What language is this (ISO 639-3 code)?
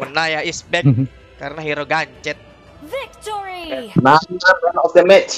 ind